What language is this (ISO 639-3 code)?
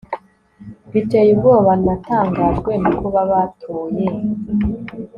kin